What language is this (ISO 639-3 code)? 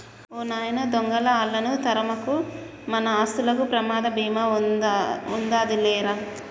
tel